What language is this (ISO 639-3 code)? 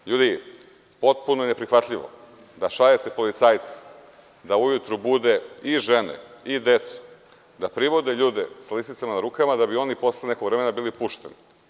srp